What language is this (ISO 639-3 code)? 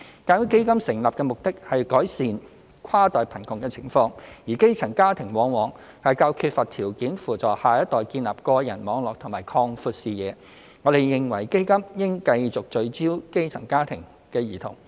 yue